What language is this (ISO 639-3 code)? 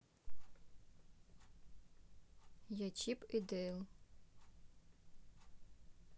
rus